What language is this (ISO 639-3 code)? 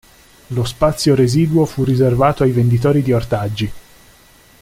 ita